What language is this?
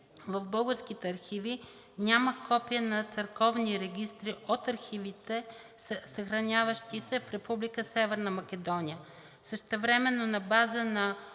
Bulgarian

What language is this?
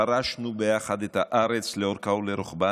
Hebrew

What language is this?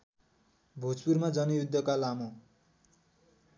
Nepali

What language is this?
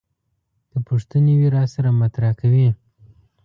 Pashto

